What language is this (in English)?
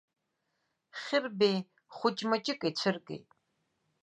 Abkhazian